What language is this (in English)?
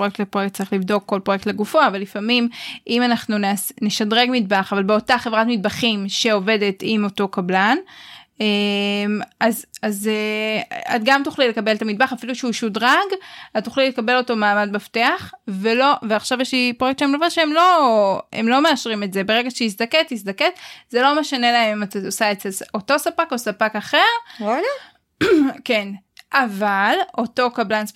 Hebrew